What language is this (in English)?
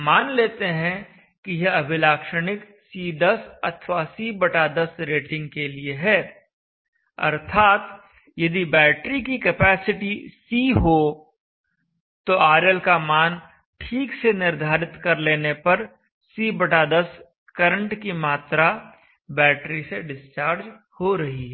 Hindi